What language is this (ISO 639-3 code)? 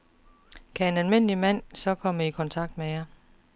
dan